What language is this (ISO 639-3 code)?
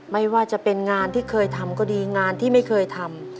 tha